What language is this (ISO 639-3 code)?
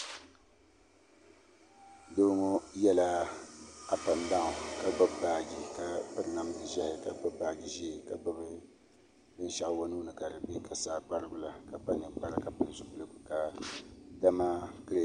dag